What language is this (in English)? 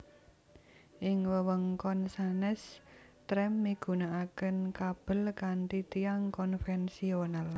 Javanese